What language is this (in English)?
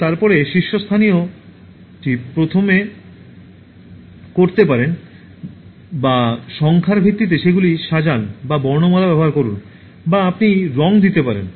Bangla